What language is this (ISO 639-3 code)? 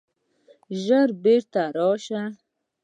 pus